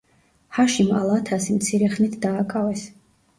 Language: Georgian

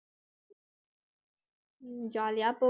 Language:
Tamil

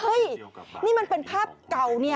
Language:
Thai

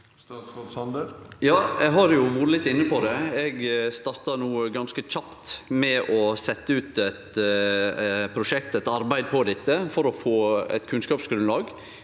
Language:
Norwegian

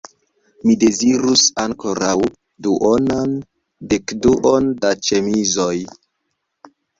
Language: Esperanto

